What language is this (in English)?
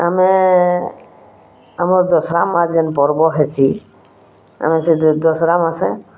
Odia